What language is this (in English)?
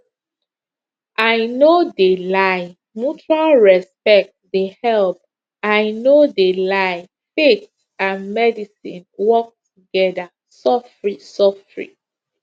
Nigerian Pidgin